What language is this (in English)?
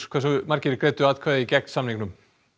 Icelandic